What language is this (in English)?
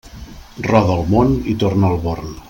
Catalan